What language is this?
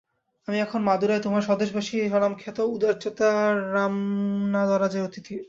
Bangla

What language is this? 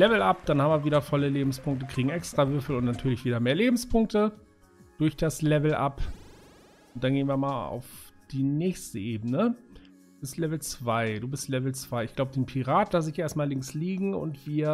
German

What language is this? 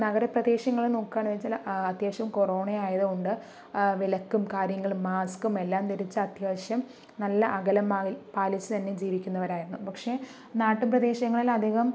Malayalam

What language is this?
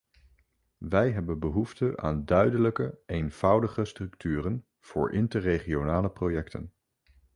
Dutch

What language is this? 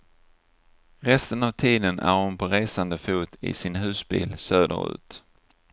Swedish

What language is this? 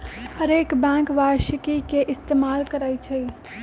Magahi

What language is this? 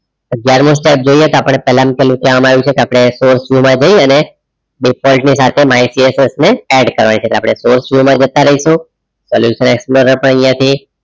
Gujarati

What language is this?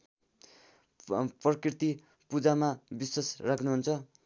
Nepali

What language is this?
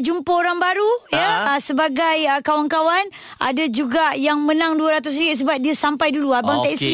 Malay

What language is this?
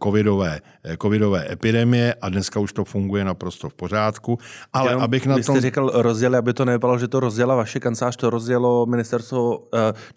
Czech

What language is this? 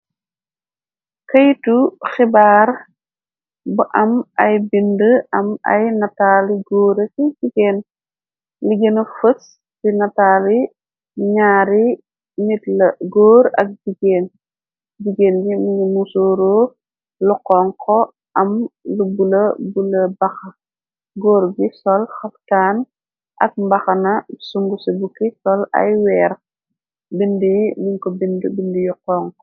Wolof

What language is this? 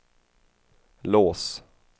Swedish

